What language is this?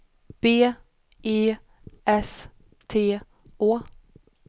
Swedish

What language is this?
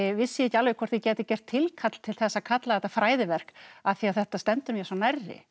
Icelandic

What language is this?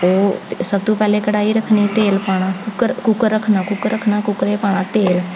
Dogri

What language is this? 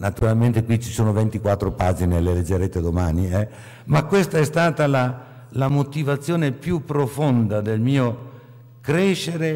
Italian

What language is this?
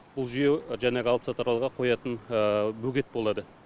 Kazakh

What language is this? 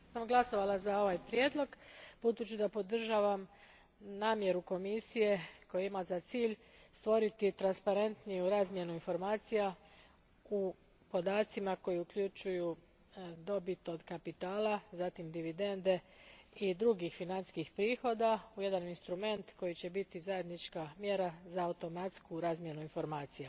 Croatian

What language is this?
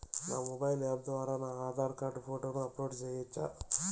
Telugu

